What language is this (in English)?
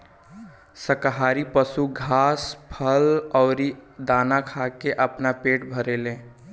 Bhojpuri